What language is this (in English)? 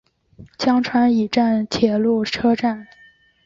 Chinese